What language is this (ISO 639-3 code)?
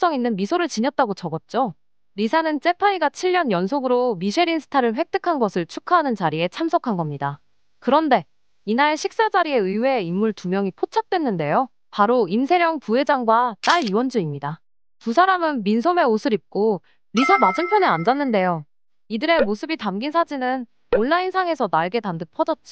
kor